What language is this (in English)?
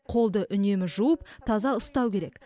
Kazakh